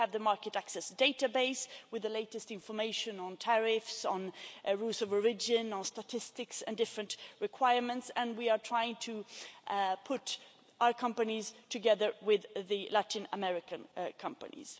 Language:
English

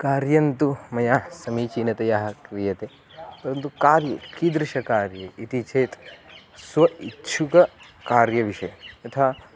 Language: Sanskrit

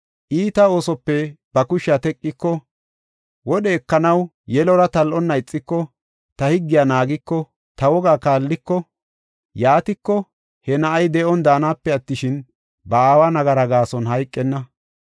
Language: Gofa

